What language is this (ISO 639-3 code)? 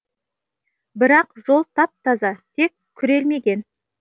kaz